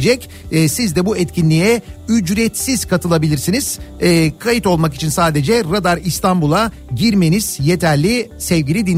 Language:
Turkish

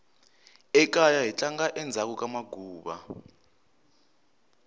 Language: Tsonga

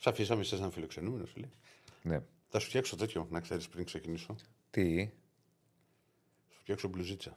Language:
Greek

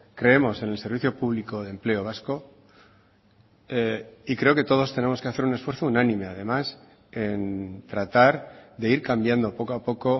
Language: Spanish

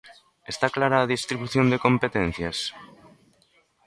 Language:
Galician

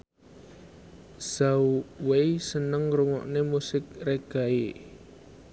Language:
Javanese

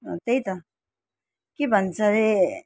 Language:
Nepali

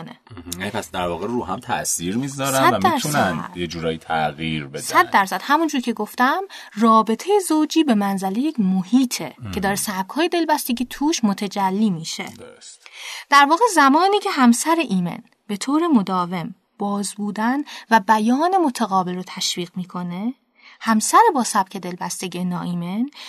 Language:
Persian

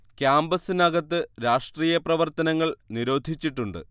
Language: Malayalam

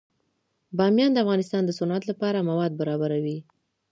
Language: Pashto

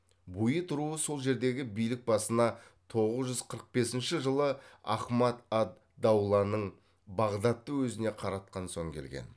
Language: Kazakh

